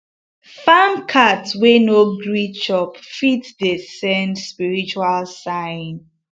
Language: Nigerian Pidgin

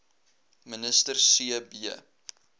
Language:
Afrikaans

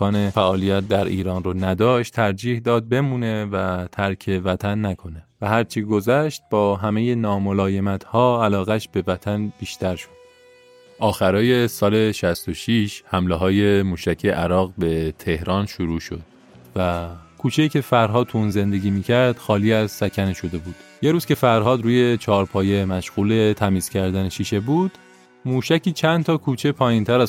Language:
Persian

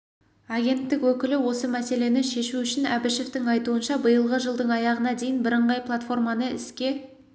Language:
Kazakh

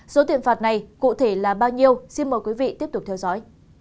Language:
Vietnamese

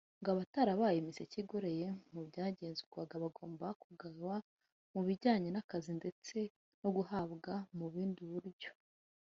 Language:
Kinyarwanda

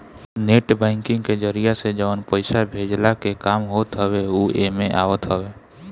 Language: Bhojpuri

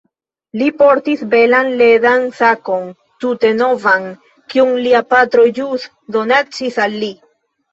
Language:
Esperanto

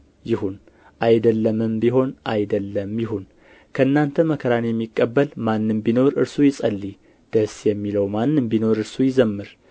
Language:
Amharic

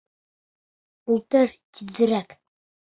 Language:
Bashkir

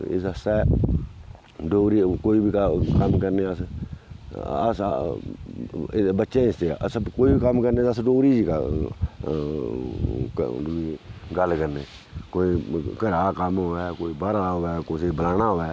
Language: Dogri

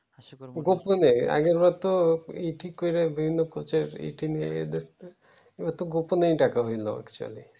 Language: Bangla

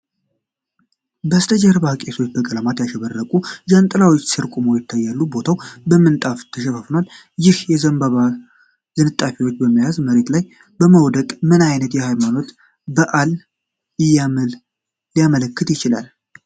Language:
Amharic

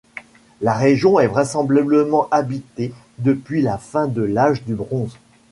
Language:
French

